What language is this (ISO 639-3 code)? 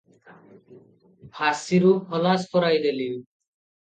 ori